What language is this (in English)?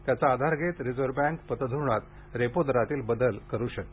Marathi